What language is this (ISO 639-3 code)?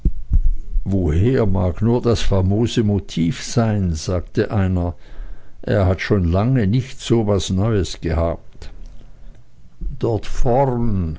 deu